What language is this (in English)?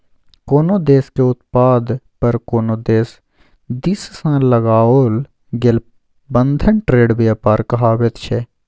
Maithili